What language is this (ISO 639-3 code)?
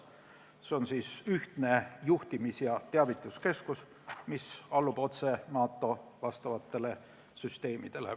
est